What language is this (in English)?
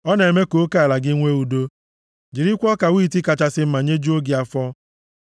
Igbo